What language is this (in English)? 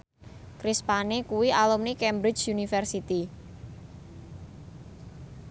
Javanese